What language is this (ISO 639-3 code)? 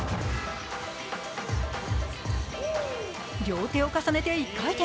jpn